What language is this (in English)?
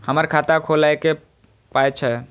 Maithili